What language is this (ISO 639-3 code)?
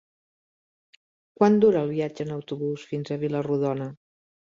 cat